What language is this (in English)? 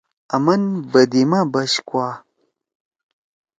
Torwali